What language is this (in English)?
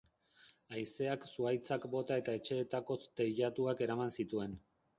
Basque